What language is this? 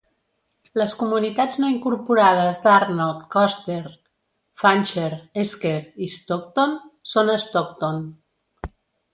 Catalan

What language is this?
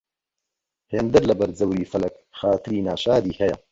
Central Kurdish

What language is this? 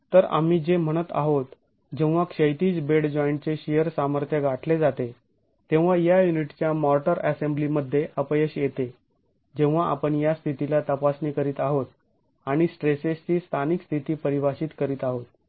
Marathi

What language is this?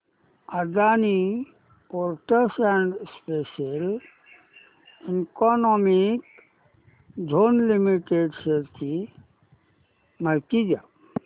Marathi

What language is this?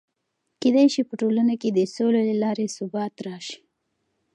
Pashto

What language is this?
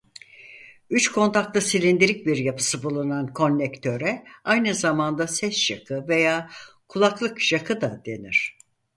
Turkish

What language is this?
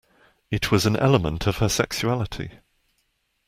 English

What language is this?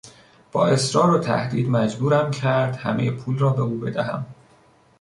Persian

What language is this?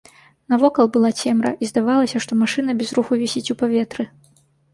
Belarusian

